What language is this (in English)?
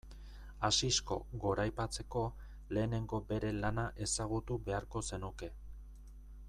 Basque